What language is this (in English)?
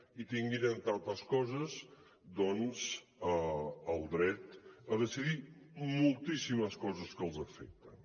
Catalan